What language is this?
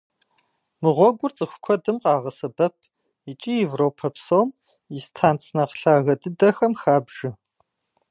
Kabardian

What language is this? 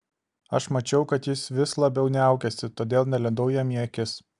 Lithuanian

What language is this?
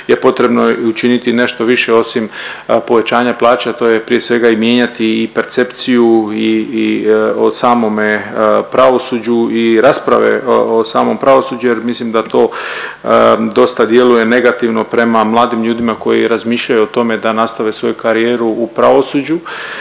Croatian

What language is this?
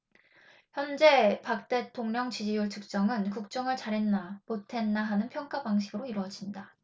Korean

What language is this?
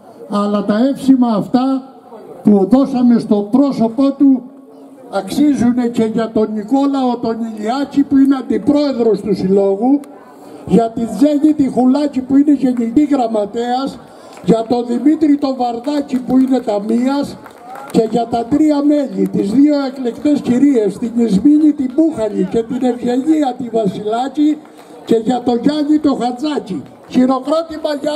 Greek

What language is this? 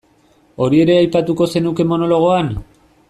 Basque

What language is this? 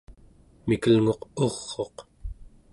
Central Yupik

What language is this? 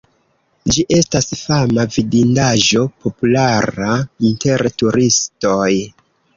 Esperanto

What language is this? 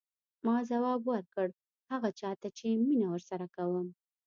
Pashto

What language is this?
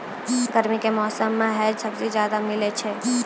Maithili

